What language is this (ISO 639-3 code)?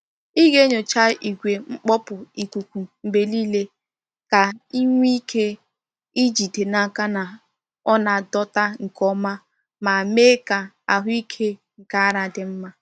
ibo